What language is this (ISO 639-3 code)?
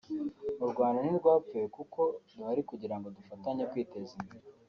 kin